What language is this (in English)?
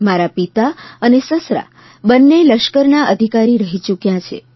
Gujarati